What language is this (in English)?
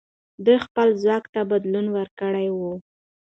Pashto